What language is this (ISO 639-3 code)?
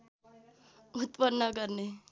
nep